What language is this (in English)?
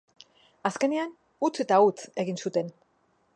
Basque